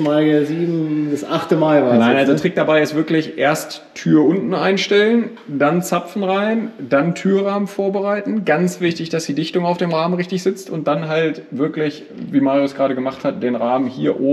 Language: German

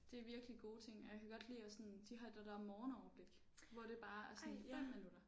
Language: Danish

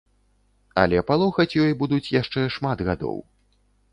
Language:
Belarusian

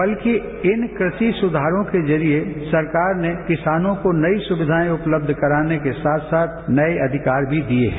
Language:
Hindi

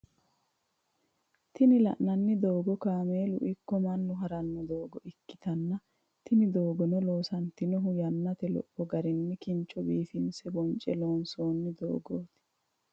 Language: Sidamo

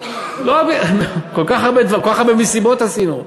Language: Hebrew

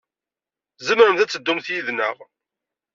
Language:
Kabyle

